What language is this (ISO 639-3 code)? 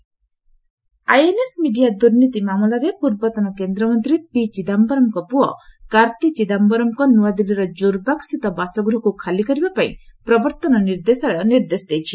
ori